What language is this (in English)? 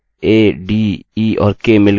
Hindi